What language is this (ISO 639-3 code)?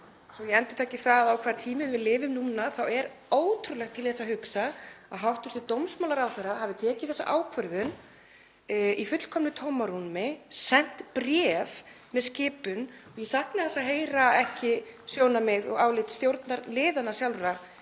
isl